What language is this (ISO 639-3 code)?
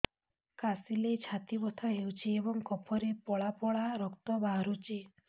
ori